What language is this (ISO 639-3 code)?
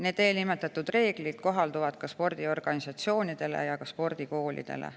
est